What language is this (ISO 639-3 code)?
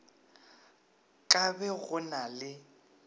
nso